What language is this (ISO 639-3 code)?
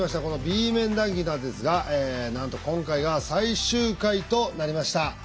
jpn